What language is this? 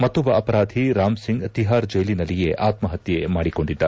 Kannada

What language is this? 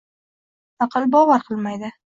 Uzbek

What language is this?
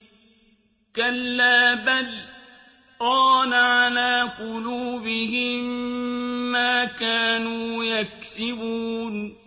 Arabic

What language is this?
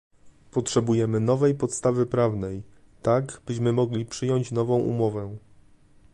Polish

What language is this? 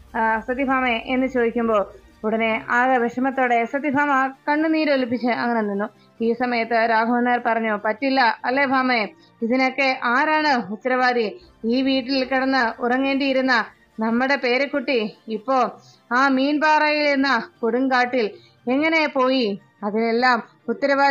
Malayalam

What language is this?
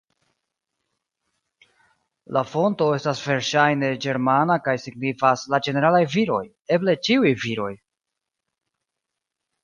Esperanto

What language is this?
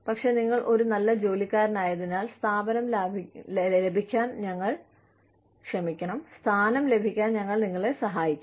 Malayalam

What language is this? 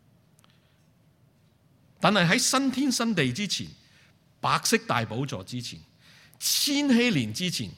Chinese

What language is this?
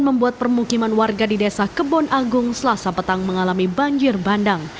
Indonesian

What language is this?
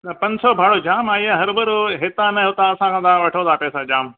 Sindhi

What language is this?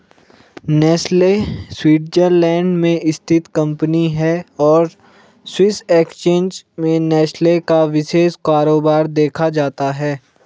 Hindi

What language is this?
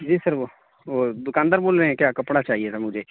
Urdu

